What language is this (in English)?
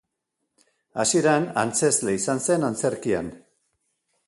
Basque